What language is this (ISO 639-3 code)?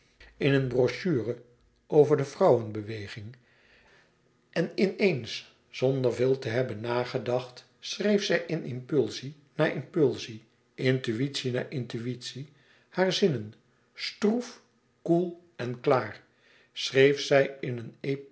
nld